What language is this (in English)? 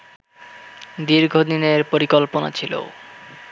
Bangla